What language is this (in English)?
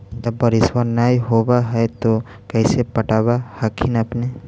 Magahi